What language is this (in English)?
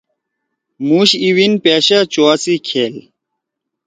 Torwali